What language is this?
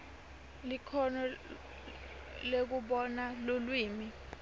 Swati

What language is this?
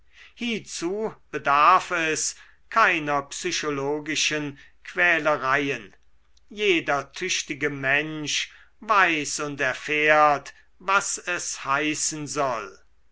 German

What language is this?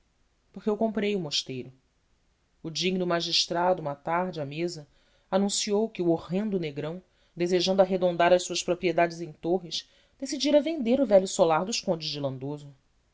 Portuguese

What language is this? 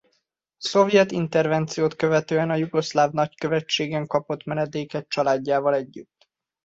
Hungarian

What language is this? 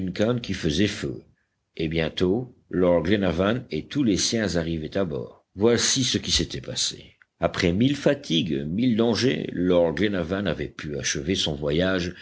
French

